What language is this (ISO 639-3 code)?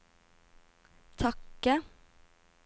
nor